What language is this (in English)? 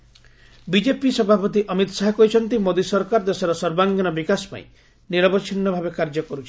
Odia